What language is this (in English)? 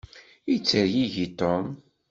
Kabyle